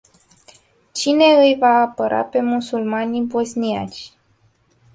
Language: Romanian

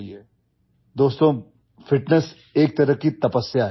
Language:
English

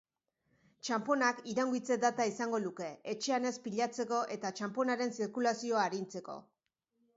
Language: Basque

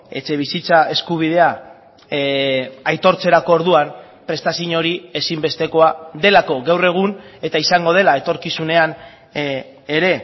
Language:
Basque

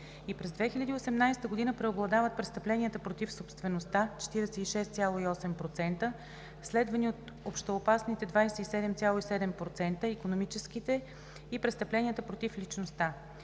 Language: Bulgarian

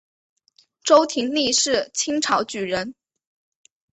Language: Chinese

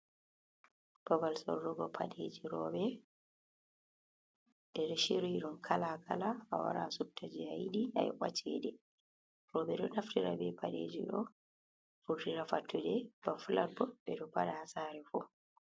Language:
Fula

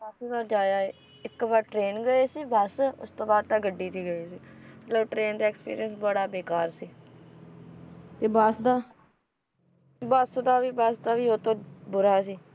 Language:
Punjabi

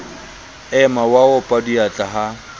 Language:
Southern Sotho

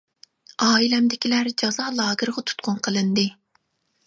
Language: Uyghur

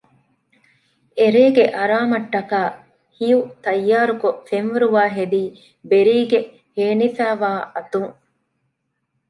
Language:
Divehi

